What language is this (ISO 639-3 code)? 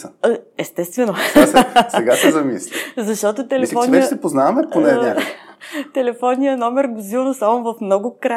bul